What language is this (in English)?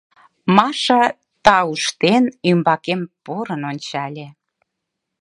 Mari